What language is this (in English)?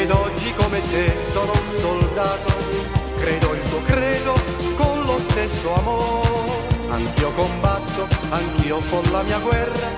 Italian